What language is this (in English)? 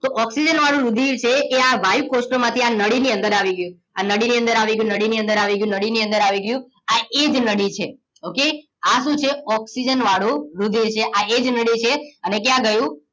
Gujarati